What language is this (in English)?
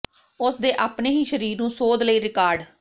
Punjabi